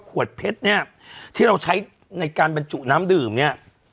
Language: Thai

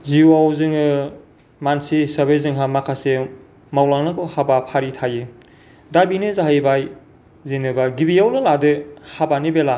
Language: Bodo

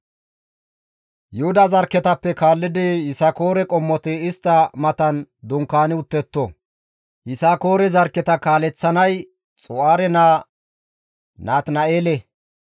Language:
Gamo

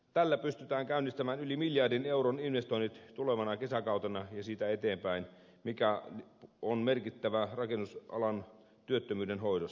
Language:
Finnish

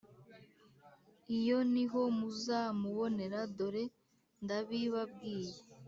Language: Kinyarwanda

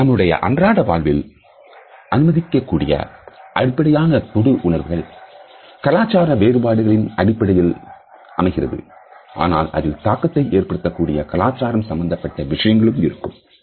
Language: Tamil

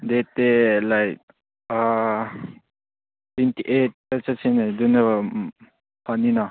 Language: Manipuri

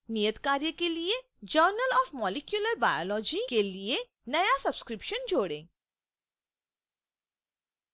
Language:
Hindi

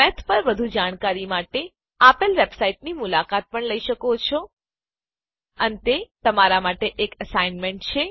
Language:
Gujarati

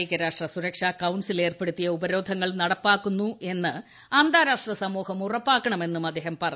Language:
Malayalam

